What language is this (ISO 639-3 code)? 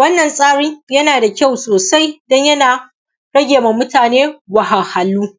hau